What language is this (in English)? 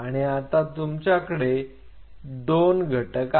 Marathi